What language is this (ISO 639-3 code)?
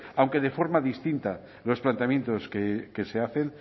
spa